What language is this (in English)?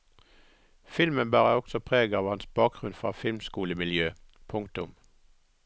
Norwegian